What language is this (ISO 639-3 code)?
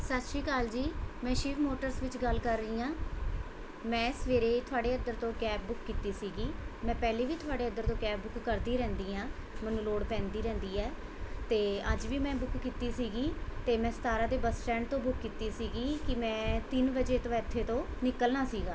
pan